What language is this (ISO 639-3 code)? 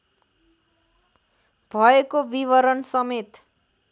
nep